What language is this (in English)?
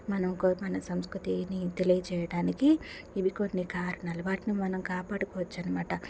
Telugu